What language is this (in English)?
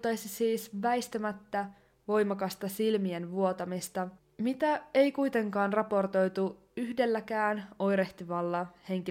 Finnish